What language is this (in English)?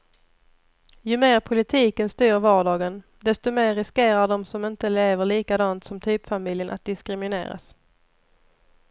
Swedish